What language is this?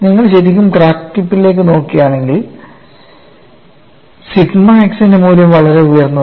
Malayalam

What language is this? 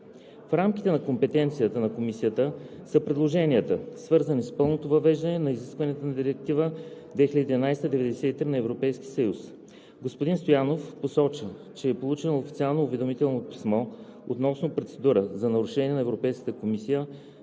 Bulgarian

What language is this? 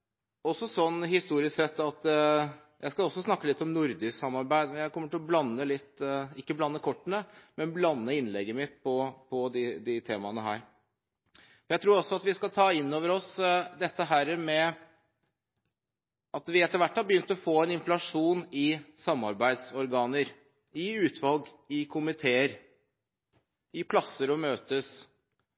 Norwegian Bokmål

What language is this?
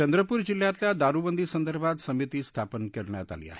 Marathi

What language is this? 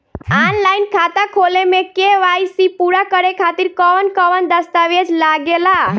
Bhojpuri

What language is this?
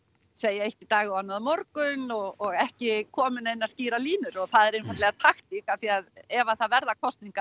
Icelandic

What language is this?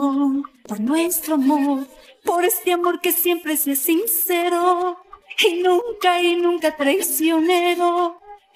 Spanish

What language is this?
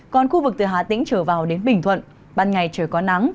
Vietnamese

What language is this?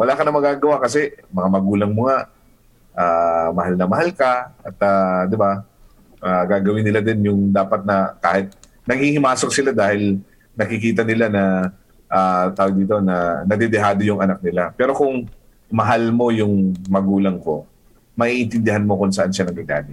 Filipino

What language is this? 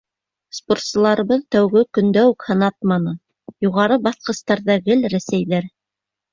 Bashkir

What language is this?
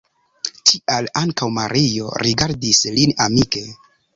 Esperanto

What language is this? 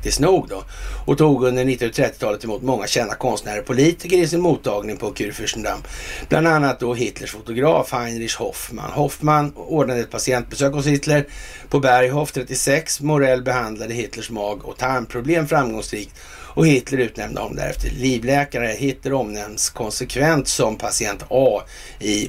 Swedish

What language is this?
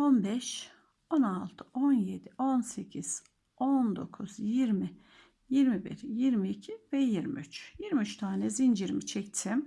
Turkish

